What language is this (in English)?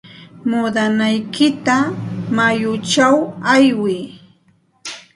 Santa Ana de Tusi Pasco Quechua